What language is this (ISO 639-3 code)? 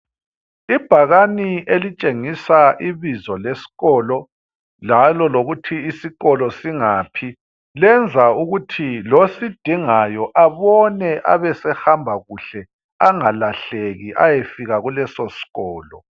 nde